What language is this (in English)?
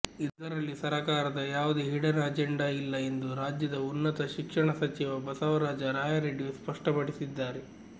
Kannada